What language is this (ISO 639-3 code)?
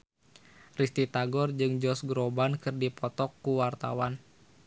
sun